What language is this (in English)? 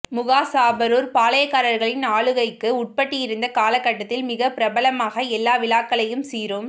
Tamil